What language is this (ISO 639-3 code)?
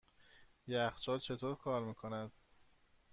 fas